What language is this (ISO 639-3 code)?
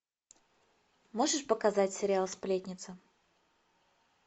rus